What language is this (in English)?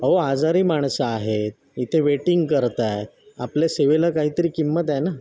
Marathi